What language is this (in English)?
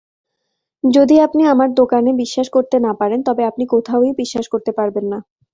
Bangla